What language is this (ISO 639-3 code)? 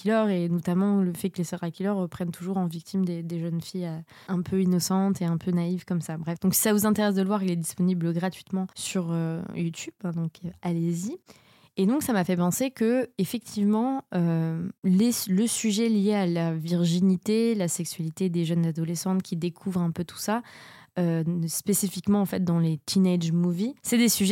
fra